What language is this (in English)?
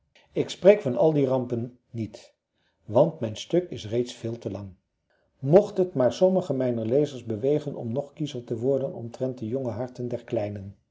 Dutch